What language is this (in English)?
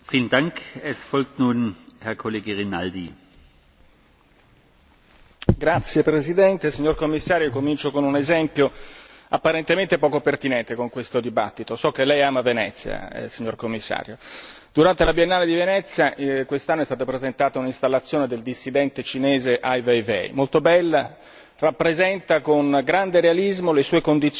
Italian